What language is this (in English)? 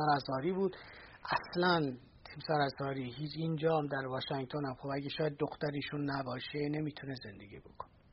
Persian